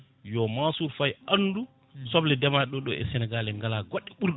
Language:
Fula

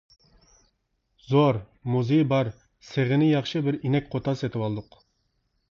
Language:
Uyghur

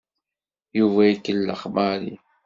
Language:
Kabyle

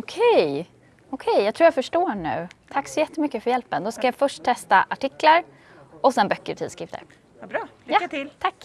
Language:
Swedish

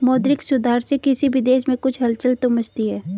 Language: Hindi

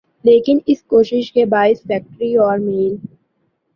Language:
Urdu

